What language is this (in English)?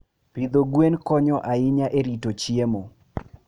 Luo (Kenya and Tanzania)